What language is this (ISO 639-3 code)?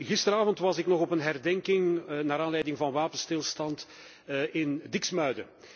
nld